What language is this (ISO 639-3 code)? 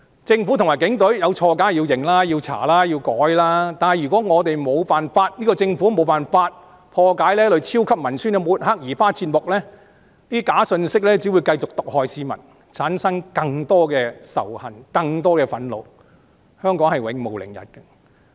yue